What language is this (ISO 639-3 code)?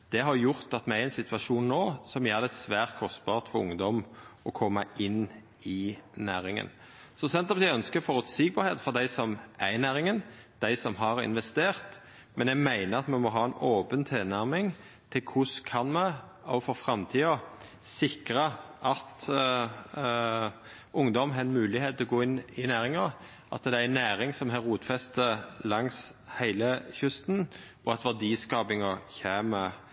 nno